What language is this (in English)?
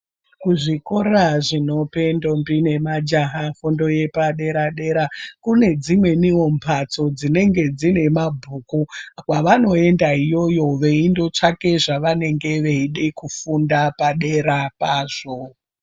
Ndau